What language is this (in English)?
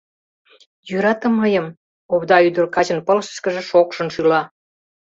Mari